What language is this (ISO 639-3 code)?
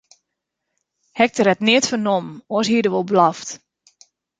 fry